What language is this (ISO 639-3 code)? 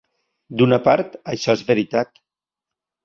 cat